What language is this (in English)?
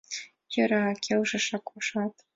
Mari